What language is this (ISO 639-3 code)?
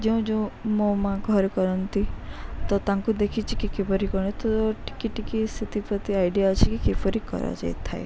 ori